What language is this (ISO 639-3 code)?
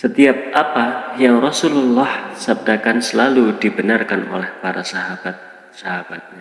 ind